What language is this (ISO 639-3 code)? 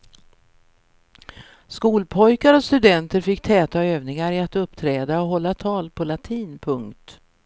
swe